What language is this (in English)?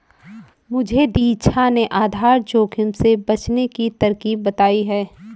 Hindi